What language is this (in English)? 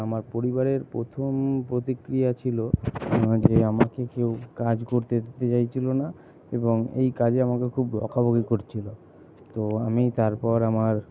Bangla